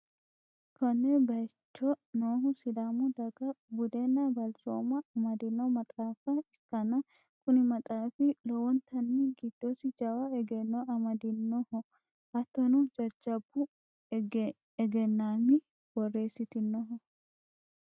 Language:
Sidamo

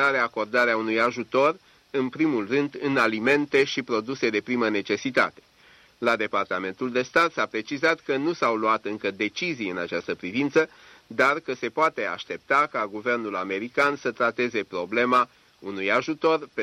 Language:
Romanian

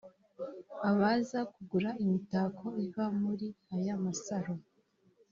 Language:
Kinyarwanda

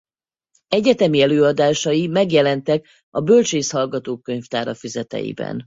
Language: Hungarian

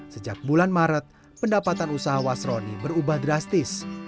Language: Indonesian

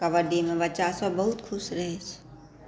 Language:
Maithili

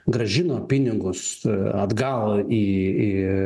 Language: Lithuanian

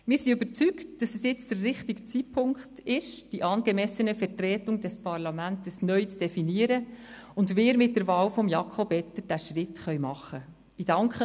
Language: Swiss German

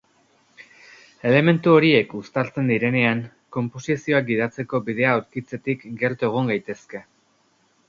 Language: Basque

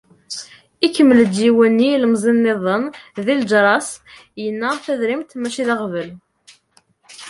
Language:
Kabyle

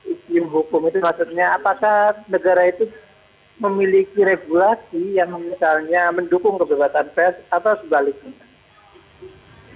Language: Indonesian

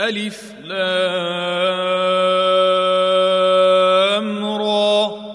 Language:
Arabic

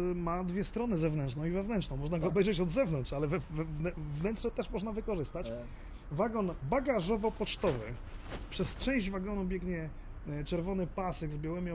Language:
Polish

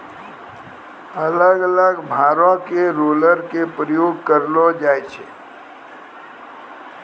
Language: Maithili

